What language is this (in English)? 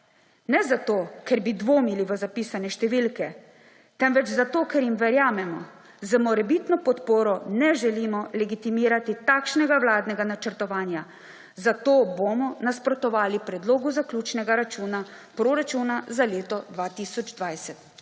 Slovenian